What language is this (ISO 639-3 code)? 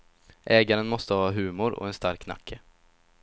swe